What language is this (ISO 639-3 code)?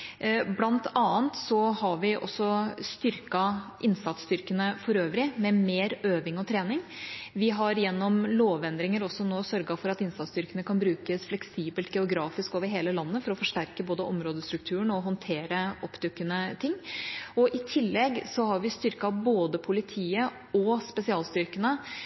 nob